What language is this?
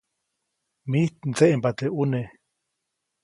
Copainalá Zoque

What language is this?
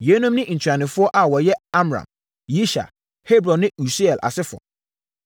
Akan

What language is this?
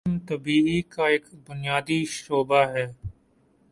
Urdu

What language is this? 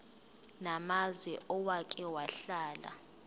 Zulu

